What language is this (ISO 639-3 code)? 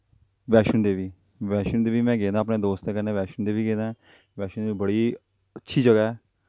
doi